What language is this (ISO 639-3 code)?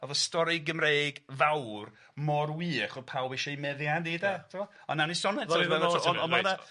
cym